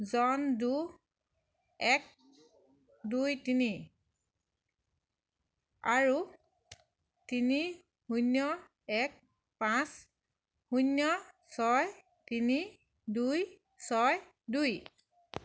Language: Assamese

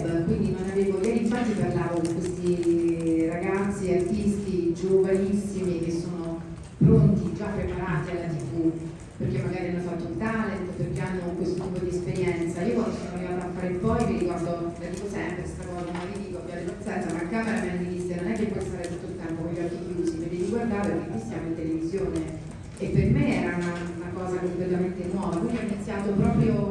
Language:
Italian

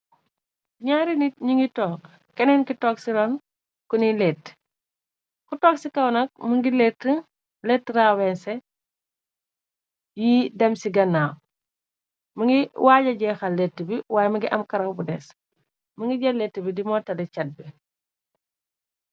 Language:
Wolof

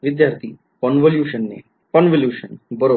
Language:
Marathi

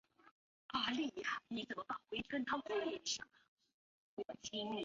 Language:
Chinese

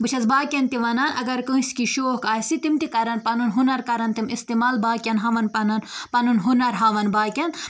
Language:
Kashmiri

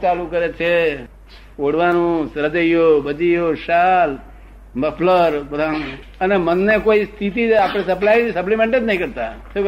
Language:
Gujarati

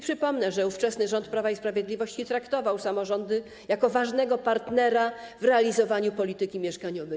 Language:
Polish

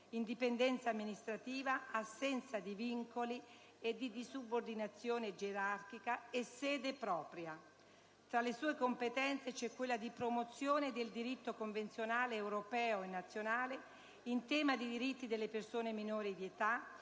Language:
Italian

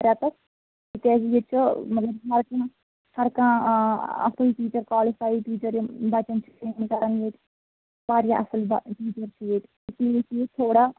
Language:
Kashmiri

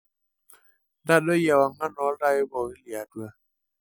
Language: Masai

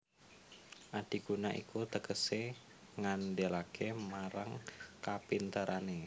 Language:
Javanese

